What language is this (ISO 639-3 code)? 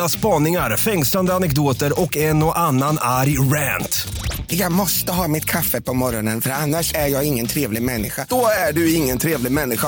swe